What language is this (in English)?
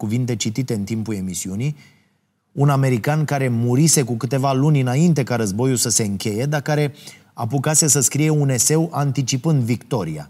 Romanian